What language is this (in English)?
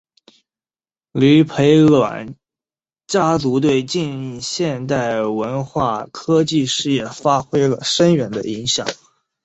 Chinese